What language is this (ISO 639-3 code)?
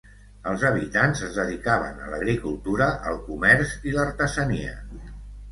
cat